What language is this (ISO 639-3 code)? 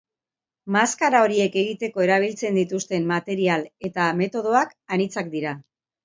eus